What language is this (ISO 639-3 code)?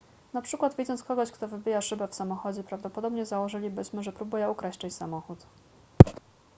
pol